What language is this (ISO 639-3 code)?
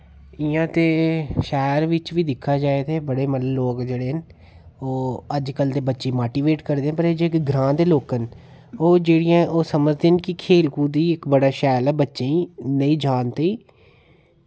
doi